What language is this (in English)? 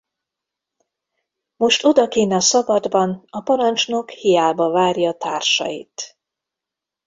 Hungarian